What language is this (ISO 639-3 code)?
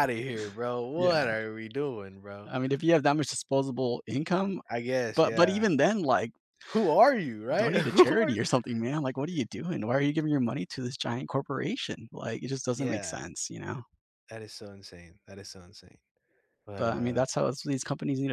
eng